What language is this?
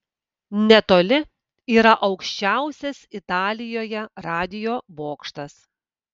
Lithuanian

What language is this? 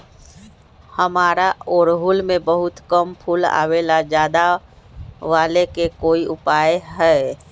Magahi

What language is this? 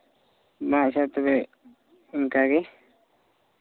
Santali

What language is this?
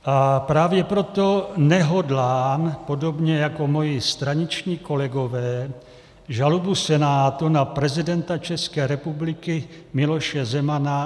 Czech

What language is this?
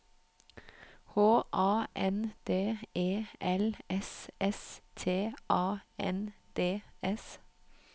Norwegian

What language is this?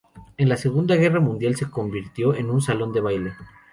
Spanish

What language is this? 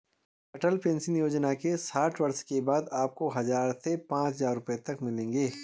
Hindi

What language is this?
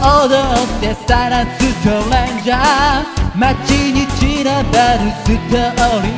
Indonesian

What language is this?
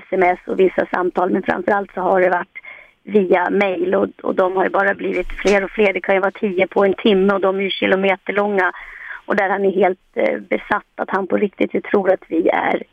Swedish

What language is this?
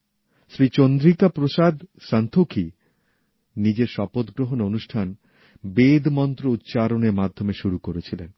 Bangla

